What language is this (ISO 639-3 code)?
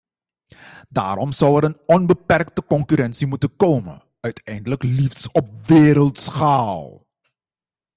nld